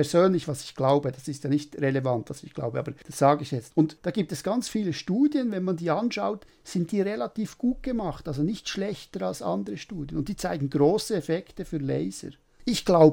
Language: German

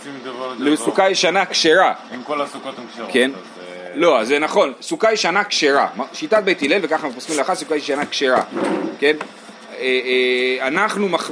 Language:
Hebrew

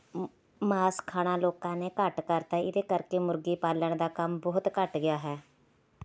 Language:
Punjabi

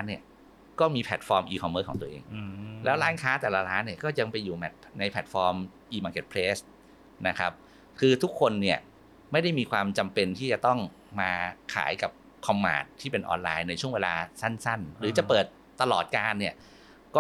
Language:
Thai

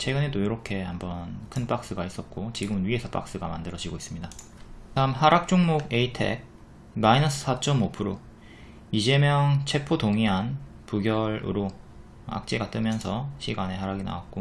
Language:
Korean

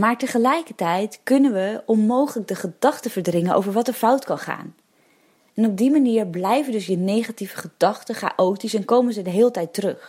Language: Dutch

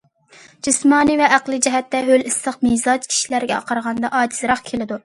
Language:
Uyghur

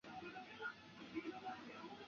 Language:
Chinese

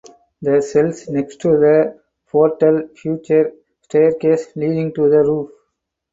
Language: English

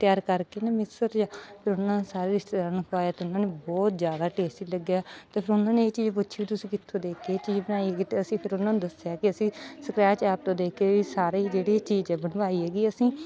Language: Punjabi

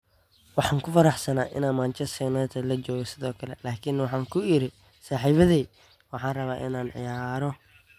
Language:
Somali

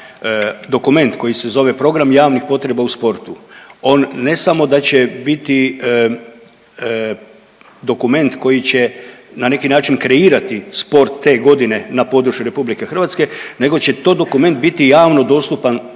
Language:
Croatian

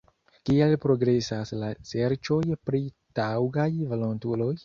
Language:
Esperanto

